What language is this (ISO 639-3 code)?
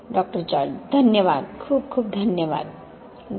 mar